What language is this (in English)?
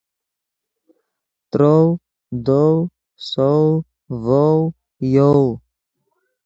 Yidgha